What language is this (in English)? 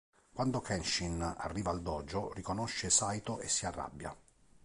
Italian